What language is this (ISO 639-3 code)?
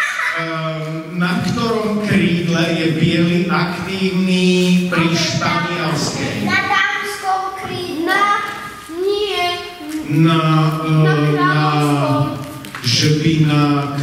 ces